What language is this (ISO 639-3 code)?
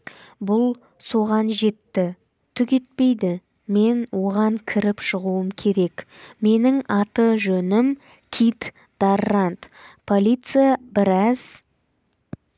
kaz